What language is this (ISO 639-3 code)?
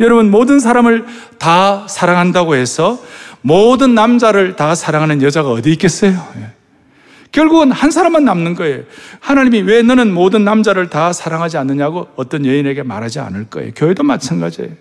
kor